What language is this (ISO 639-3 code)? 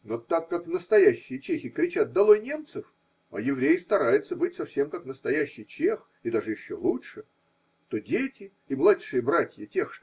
rus